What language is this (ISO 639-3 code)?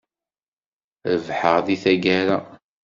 kab